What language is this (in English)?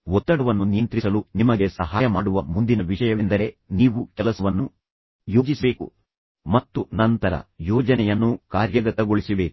Kannada